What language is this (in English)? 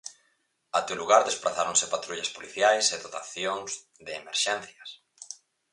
Galician